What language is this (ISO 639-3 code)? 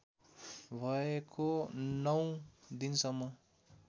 nep